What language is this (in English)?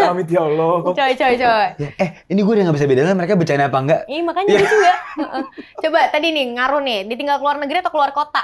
Indonesian